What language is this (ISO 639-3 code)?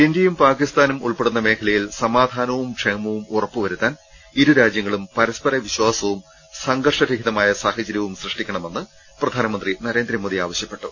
mal